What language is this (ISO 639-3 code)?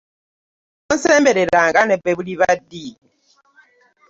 lug